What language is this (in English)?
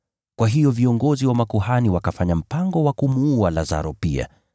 Swahili